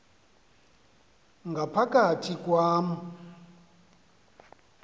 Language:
Xhosa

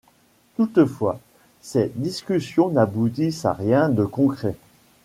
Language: French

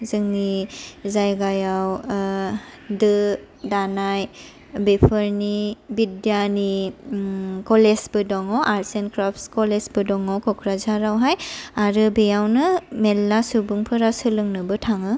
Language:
Bodo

